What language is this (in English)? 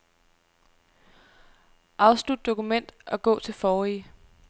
Danish